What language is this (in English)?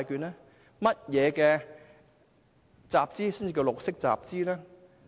Cantonese